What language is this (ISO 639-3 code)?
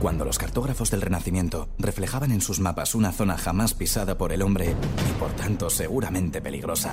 spa